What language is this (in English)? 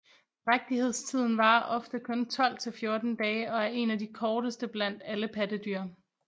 Danish